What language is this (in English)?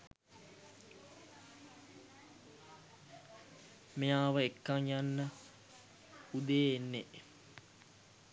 Sinhala